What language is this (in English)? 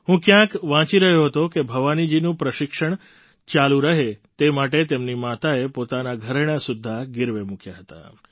Gujarati